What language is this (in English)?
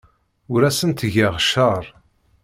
Kabyle